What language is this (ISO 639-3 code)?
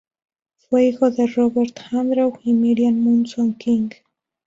spa